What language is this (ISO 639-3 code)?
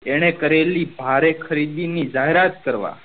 guj